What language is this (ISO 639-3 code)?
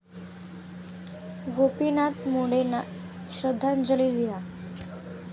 mar